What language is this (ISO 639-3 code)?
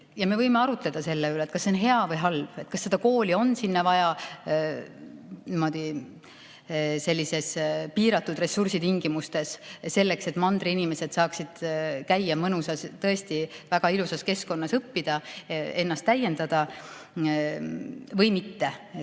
est